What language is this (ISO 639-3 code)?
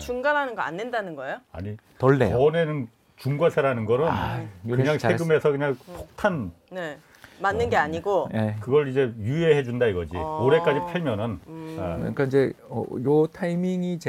kor